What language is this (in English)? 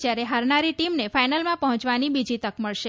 Gujarati